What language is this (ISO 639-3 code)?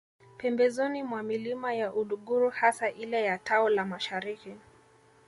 swa